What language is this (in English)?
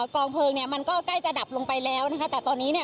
Thai